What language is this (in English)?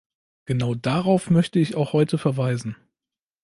German